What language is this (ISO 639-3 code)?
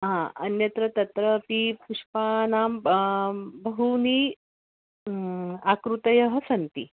san